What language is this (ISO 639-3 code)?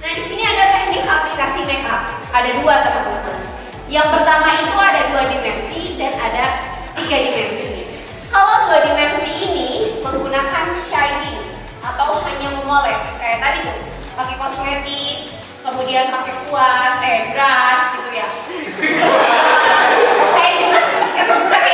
ind